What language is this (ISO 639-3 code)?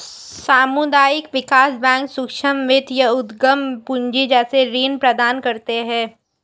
hin